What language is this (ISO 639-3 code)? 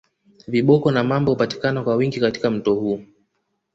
swa